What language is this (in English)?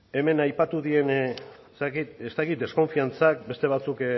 Basque